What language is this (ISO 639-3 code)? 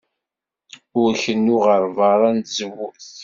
kab